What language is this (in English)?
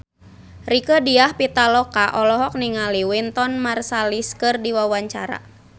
Sundanese